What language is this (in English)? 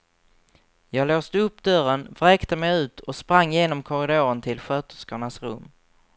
Swedish